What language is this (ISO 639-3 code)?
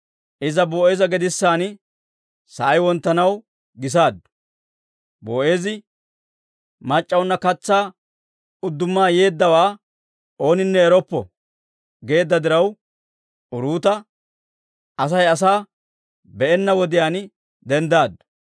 dwr